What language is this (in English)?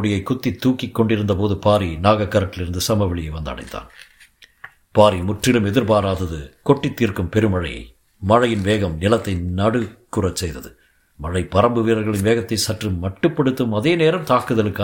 Tamil